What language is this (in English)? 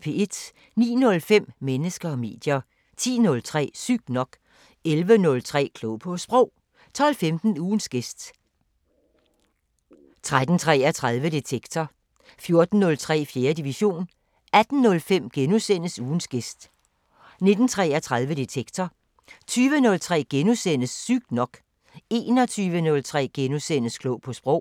Danish